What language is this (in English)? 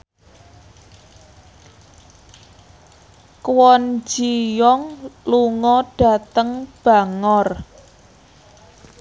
Javanese